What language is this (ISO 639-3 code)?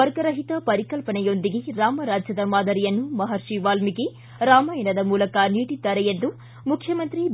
kan